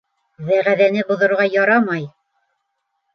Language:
Bashkir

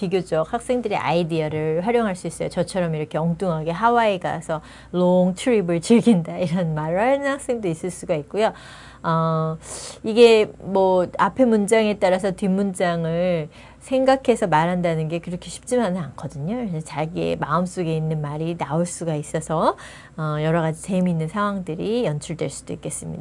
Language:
Korean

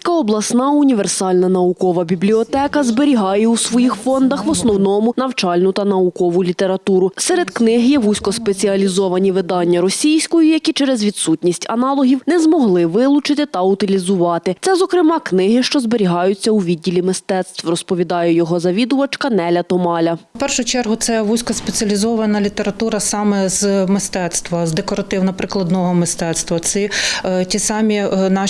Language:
Ukrainian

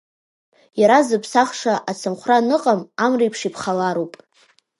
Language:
Abkhazian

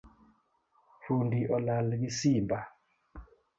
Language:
Luo (Kenya and Tanzania)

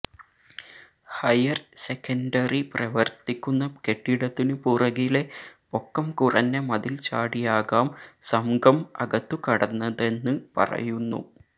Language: Malayalam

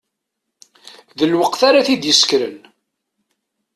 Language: Kabyle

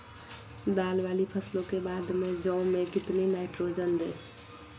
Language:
Magahi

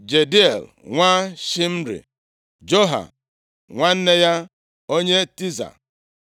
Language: Igbo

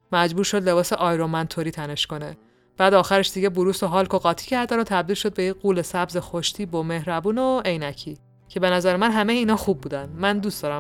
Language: Persian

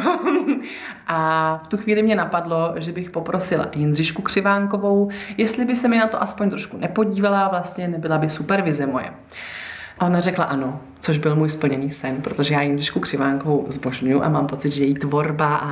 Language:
Czech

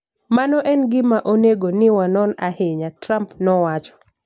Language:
Luo (Kenya and Tanzania)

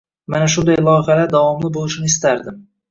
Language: Uzbek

